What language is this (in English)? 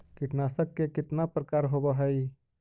Magahi